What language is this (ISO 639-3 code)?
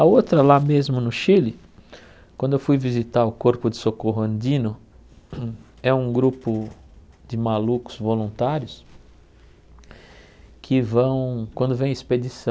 por